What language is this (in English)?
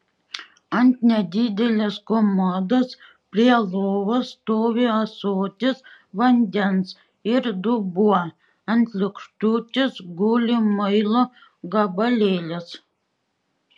Lithuanian